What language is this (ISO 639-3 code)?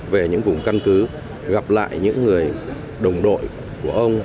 vie